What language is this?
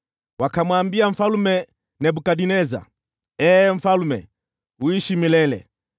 Swahili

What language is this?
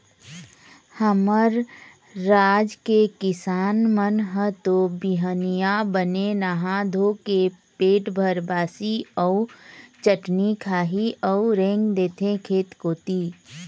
Chhattisgarhi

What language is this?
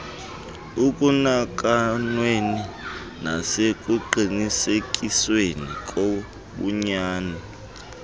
Xhosa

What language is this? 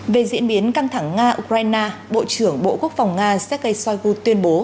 Vietnamese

